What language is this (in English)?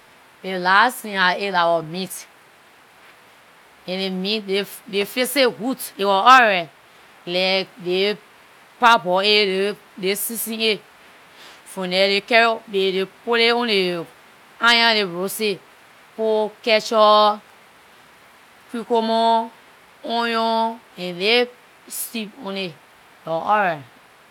Liberian English